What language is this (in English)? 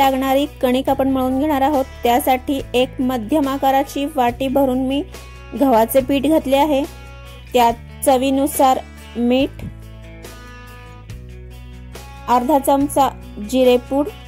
Hindi